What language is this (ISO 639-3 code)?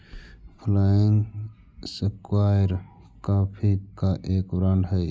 mag